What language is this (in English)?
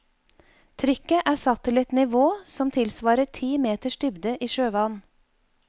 Norwegian